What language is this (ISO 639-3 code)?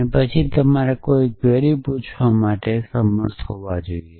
guj